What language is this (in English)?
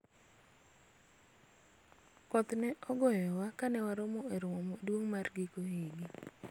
Luo (Kenya and Tanzania)